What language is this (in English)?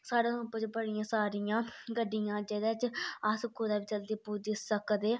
Dogri